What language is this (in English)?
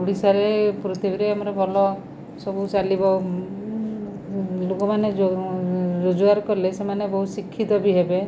Odia